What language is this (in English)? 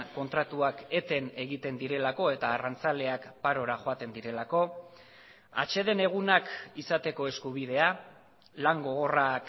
Basque